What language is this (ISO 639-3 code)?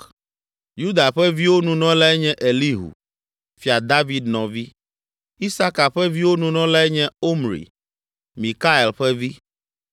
ewe